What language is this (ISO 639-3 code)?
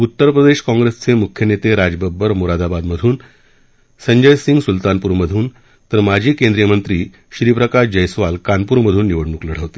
mar